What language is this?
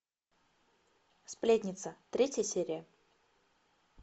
Russian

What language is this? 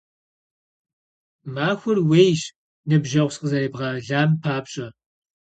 Kabardian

